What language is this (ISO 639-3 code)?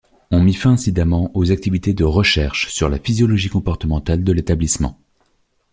fra